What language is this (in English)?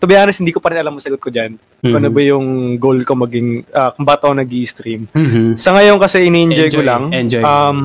Filipino